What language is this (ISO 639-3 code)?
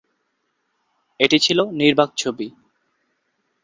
ben